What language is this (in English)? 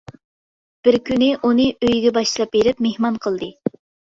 Uyghur